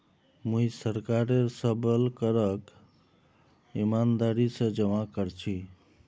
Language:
Magahi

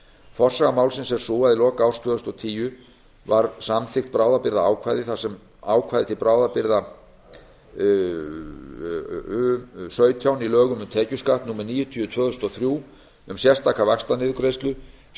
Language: Icelandic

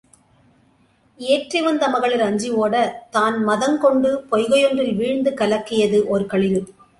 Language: Tamil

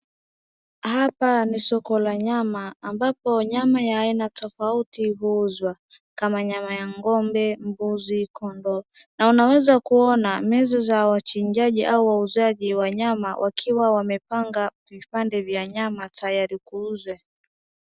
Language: Swahili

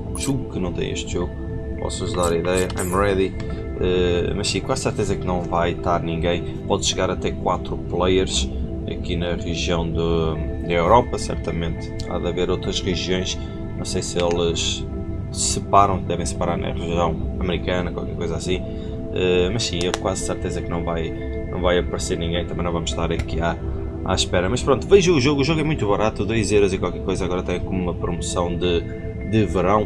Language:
Portuguese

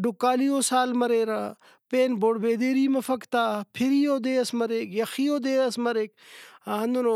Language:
Brahui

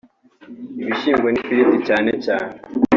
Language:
Kinyarwanda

